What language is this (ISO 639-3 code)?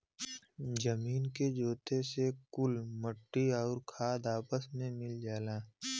bho